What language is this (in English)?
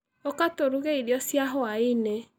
Kikuyu